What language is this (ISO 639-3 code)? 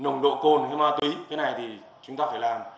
vie